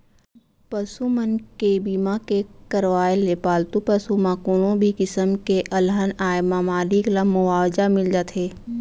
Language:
Chhattisgarhi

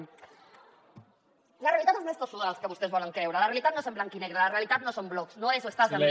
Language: Catalan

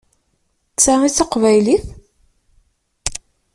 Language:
Kabyle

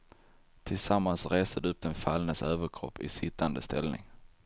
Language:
Swedish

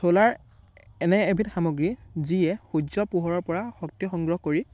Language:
Assamese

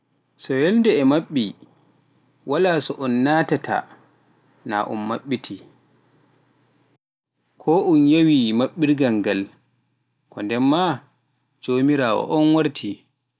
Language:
Pular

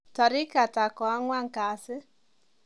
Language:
Kalenjin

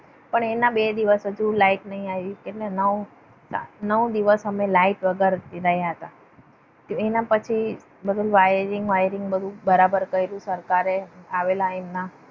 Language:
Gujarati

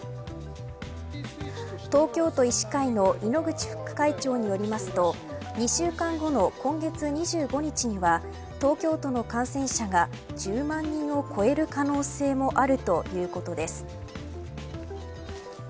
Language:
Japanese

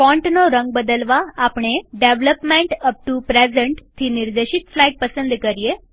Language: Gujarati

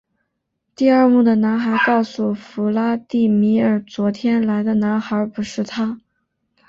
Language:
Chinese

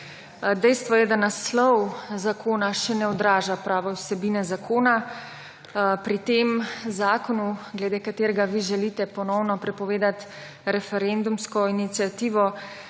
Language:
Slovenian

